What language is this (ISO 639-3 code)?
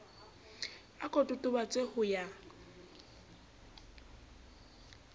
sot